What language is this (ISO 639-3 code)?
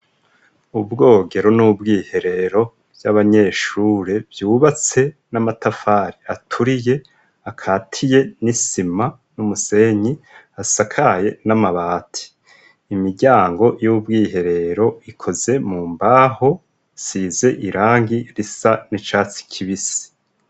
run